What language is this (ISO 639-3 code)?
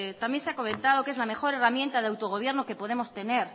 spa